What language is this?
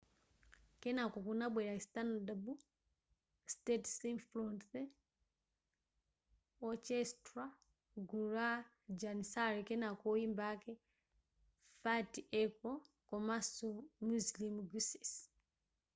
Nyanja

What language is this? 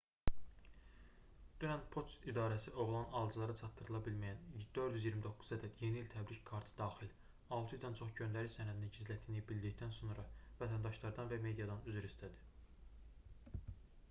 Azerbaijani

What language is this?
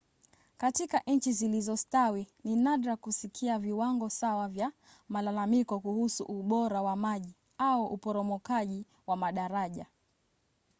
Swahili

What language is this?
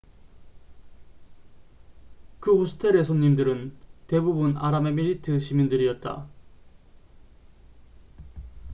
Korean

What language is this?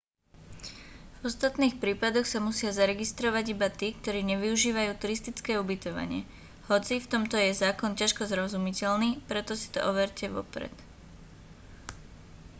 Slovak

